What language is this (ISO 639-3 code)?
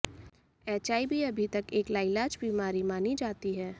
hin